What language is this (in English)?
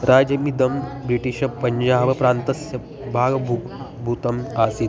Sanskrit